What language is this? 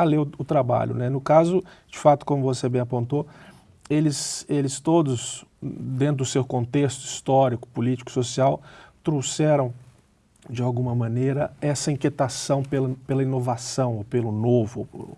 Portuguese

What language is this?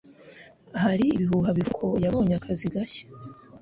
Kinyarwanda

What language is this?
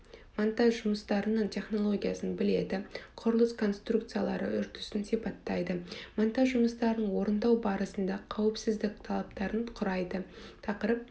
Kazakh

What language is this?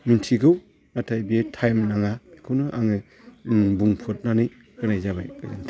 Bodo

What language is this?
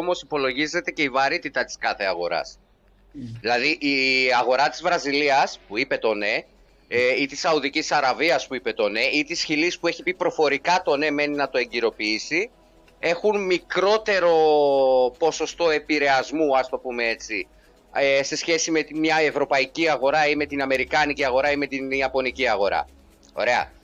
Greek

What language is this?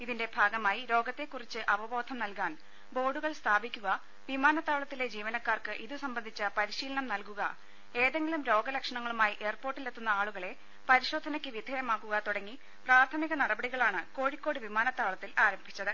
Malayalam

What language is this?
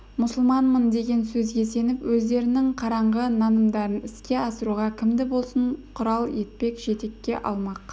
Kazakh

